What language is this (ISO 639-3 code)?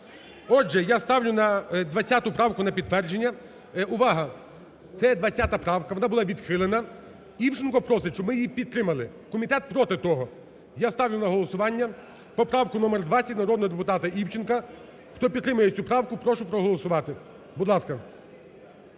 ukr